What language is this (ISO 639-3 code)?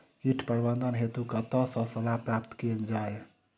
mai